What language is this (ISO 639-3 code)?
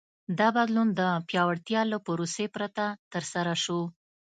pus